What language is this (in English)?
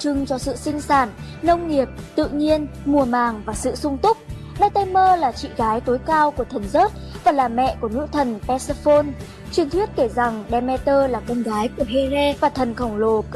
Vietnamese